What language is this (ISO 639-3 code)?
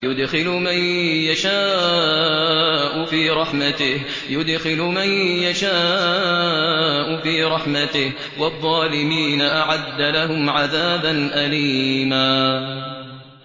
ara